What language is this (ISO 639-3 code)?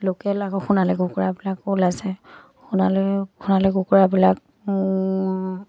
asm